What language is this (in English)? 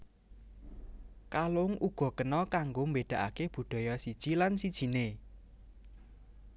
Javanese